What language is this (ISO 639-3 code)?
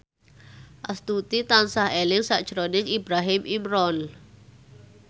jav